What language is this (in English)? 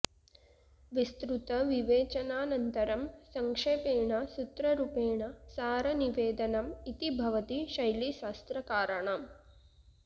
Sanskrit